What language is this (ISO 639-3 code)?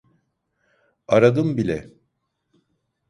tur